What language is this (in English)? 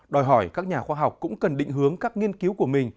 Vietnamese